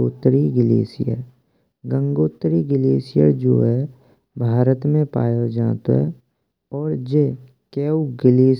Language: Braj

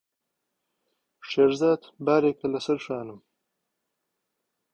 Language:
Central Kurdish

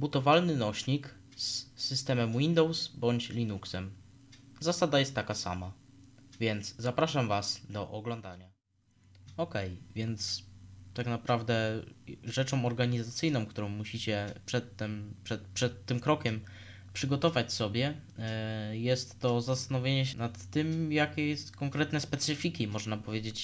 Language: Polish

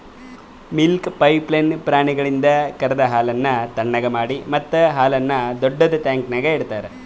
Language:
Kannada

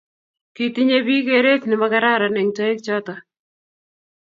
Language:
Kalenjin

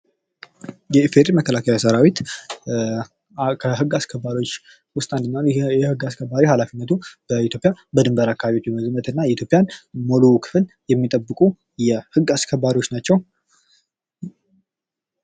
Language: Amharic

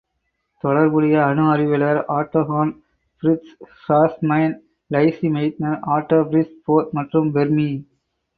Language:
Tamil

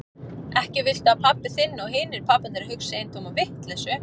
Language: Icelandic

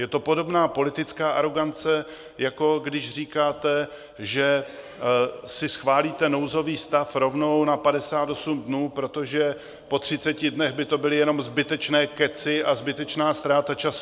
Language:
Czech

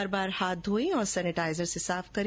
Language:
Hindi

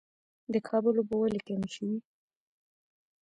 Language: Pashto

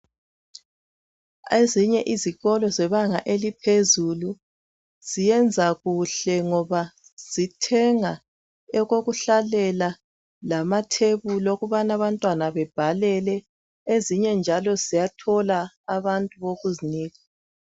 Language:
North Ndebele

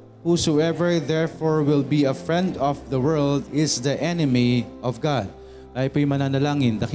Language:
Filipino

